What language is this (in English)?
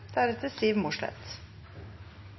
Norwegian Bokmål